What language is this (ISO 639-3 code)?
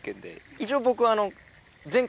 jpn